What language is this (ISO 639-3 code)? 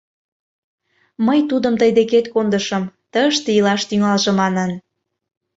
chm